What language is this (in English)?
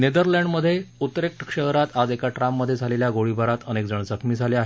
Marathi